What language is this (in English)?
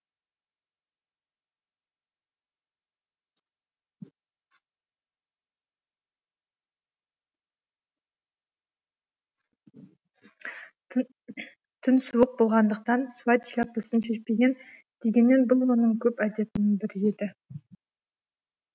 Kazakh